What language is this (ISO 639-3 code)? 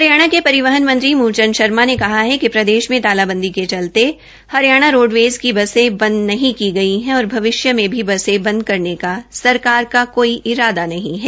hin